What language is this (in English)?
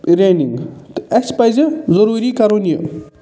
Kashmiri